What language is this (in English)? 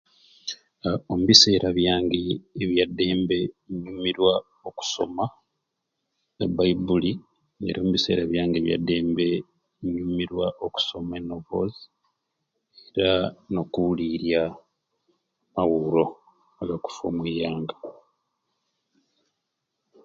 Ruuli